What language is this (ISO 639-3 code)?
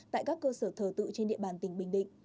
vie